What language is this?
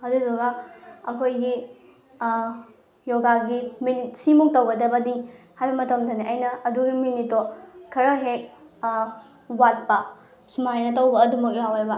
Manipuri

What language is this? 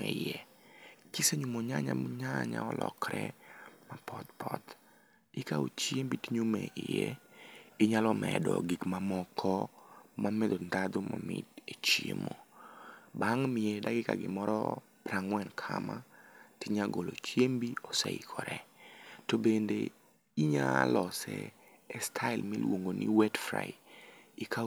Luo (Kenya and Tanzania)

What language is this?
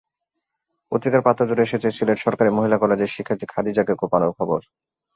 Bangla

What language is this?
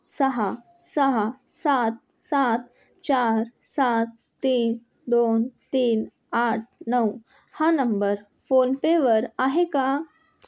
Marathi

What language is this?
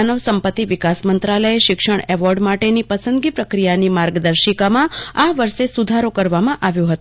Gujarati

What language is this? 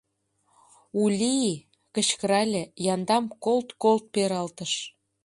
Mari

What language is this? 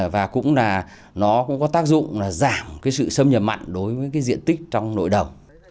Vietnamese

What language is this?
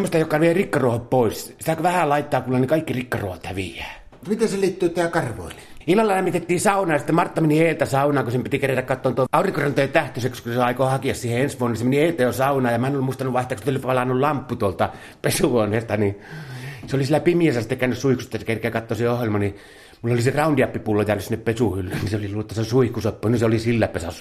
Finnish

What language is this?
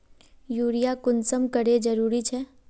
Magahi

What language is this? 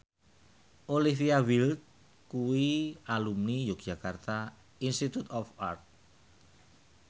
Javanese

